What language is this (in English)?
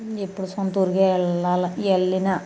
Telugu